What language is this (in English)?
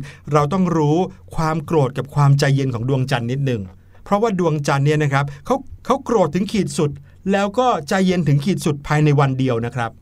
Thai